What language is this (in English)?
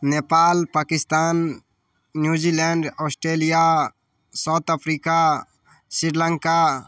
Maithili